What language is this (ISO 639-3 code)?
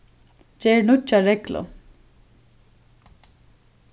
fao